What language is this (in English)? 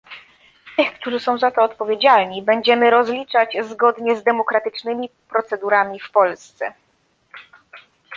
Polish